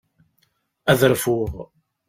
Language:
Kabyle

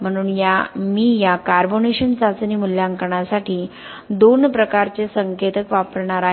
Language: Marathi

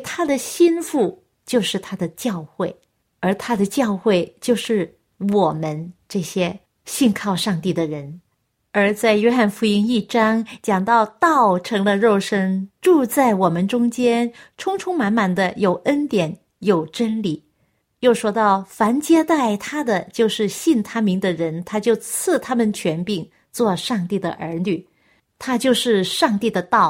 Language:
Chinese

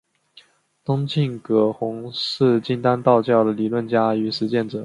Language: Chinese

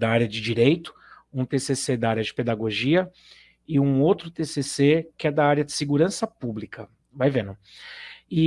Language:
Portuguese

